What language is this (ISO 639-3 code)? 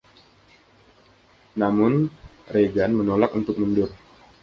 ind